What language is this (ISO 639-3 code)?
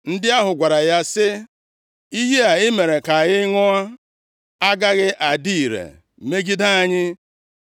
ibo